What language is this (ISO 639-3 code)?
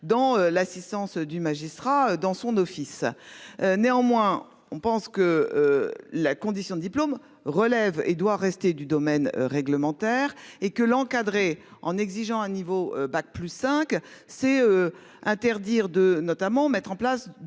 fra